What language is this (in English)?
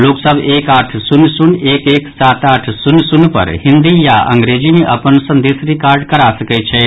Maithili